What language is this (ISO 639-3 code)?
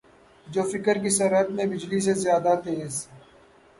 urd